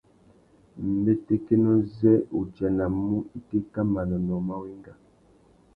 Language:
Tuki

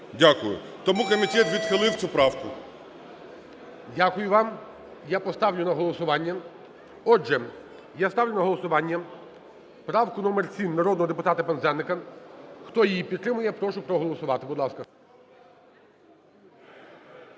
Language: Ukrainian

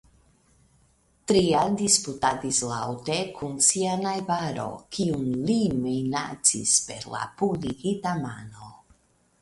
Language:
Esperanto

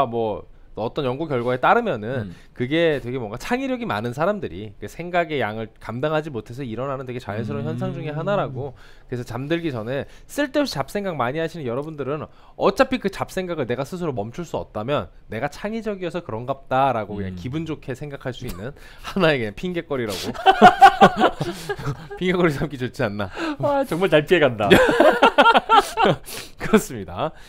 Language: Korean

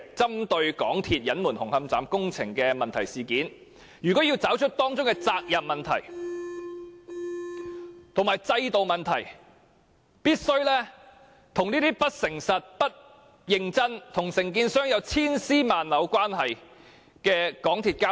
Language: Cantonese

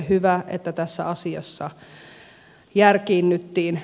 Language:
Finnish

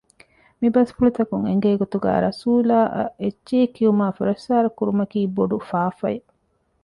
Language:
Divehi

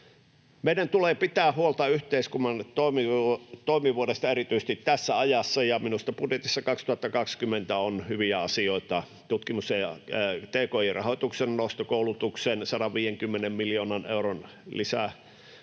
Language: Finnish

